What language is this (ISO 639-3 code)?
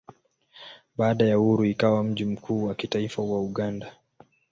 swa